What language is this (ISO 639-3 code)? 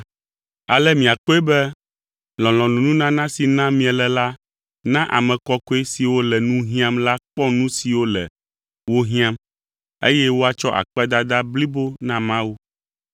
ewe